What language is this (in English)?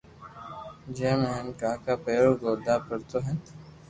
Loarki